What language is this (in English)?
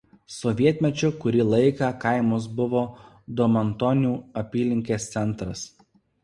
Lithuanian